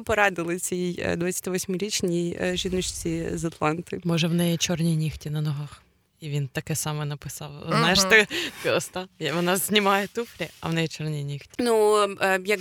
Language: Ukrainian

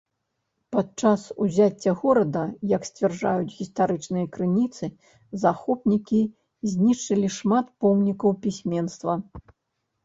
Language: Belarusian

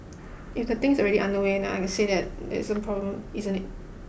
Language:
English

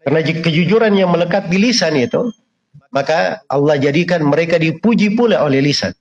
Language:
Indonesian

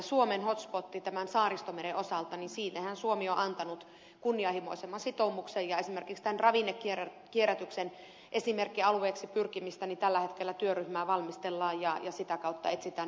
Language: Finnish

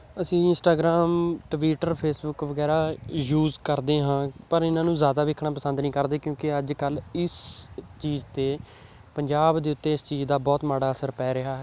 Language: Punjabi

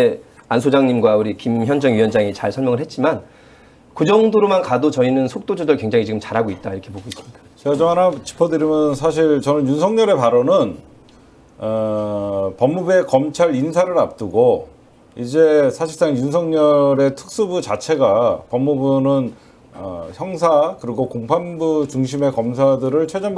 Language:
Korean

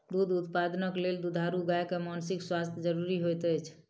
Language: Maithili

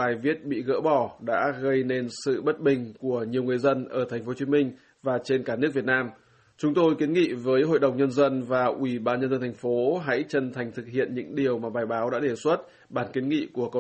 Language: Vietnamese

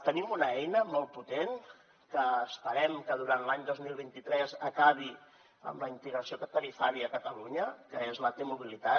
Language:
Catalan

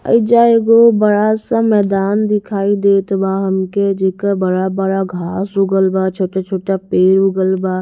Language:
Bhojpuri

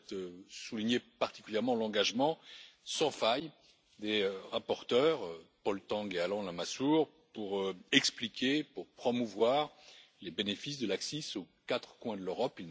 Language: French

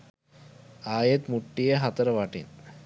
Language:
Sinhala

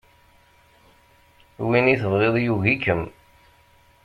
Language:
Kabyle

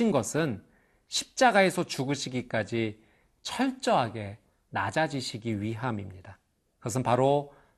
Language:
Korean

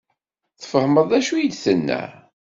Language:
Kabyle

